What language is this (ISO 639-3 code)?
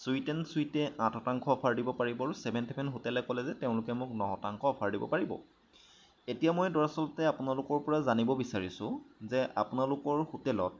asm